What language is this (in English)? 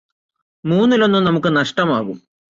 Malayalam